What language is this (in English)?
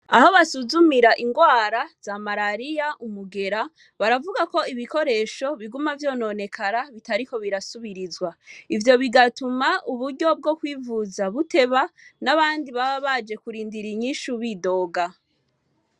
Rundi